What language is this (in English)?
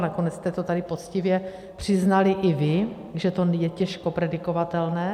Czech